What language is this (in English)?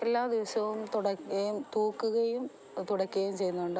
Malayalam